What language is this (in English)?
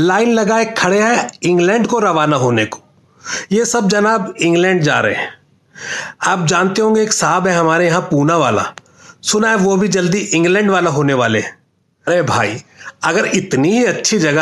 Hindi